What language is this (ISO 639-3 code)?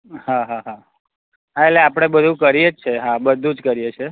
guj